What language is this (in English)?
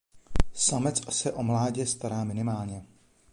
Czech